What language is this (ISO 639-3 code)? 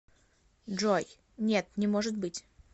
rus